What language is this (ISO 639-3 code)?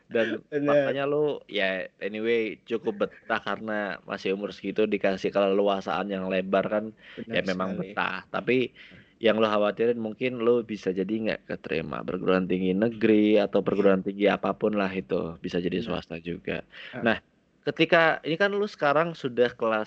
ind